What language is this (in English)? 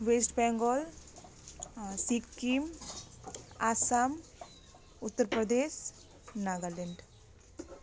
Nepali